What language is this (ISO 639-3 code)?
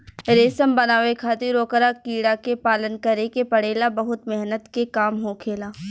bho